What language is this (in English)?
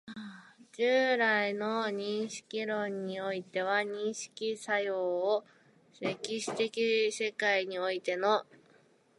Japanese